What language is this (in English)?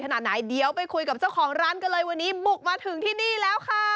Thai